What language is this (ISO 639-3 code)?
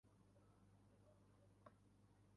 uzb